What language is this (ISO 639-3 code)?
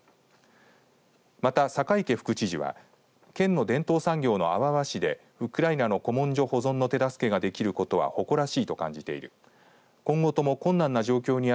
jpn